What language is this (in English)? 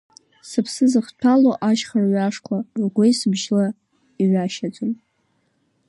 Abkhazian